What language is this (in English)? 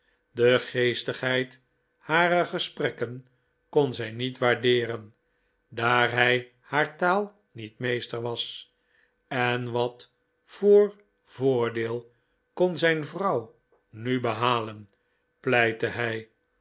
Dutch